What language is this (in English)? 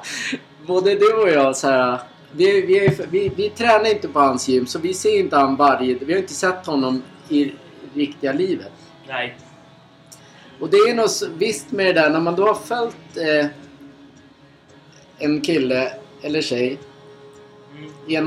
Swedish